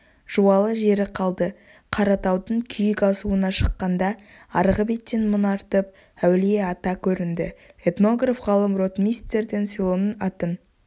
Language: Kazakh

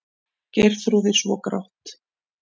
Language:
Icelandic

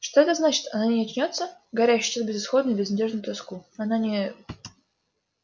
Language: Russian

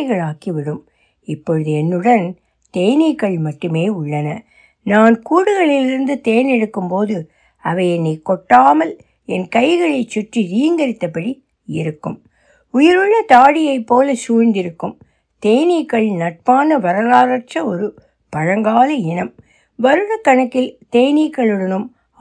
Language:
Tamil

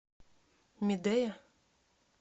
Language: Russian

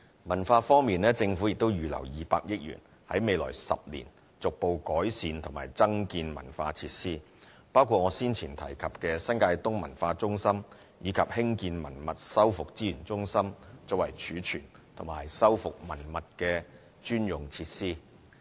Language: Cantonese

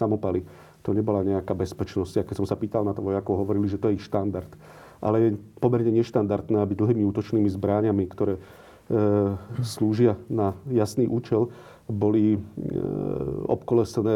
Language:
Slovak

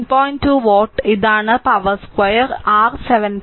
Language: Malayalam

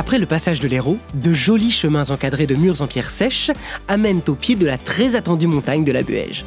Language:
French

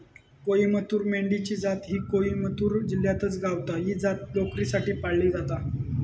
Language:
Marathi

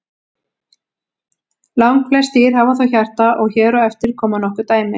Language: Icelandic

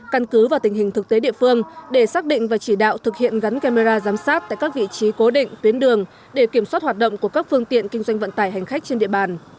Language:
Vietnamese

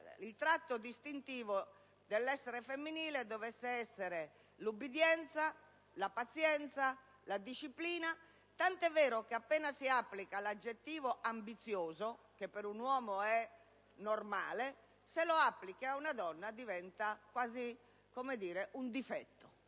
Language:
Italian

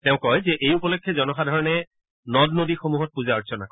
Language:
Assamese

